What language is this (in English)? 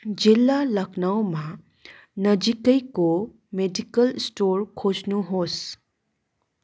Nepali